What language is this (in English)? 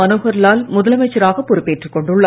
Tamil